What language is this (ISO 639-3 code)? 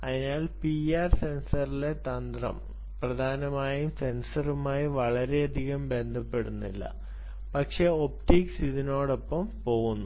mal